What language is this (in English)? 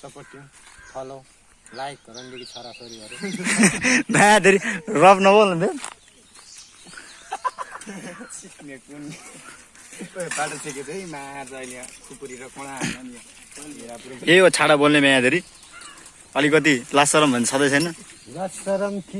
Nepali